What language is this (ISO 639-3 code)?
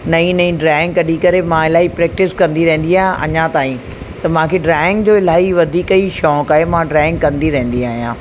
snd